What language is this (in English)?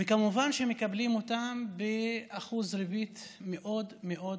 Hebrew